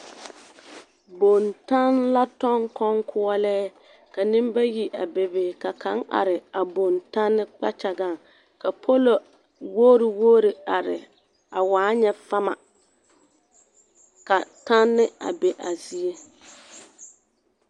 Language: Southern Dagaare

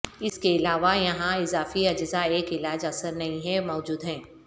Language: Urdu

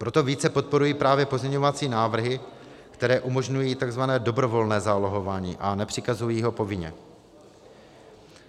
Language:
Czech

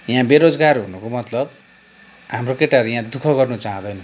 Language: Nepali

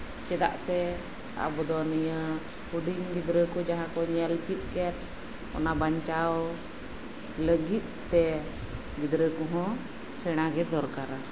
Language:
Santali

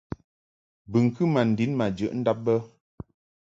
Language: Mungaka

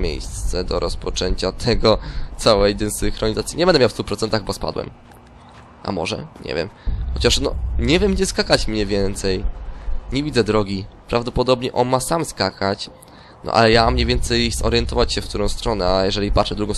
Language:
Polish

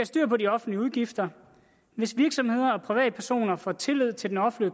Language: Danish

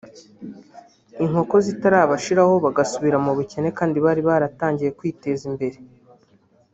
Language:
Kinyarwanda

